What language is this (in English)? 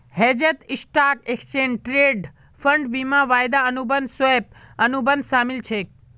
Magahi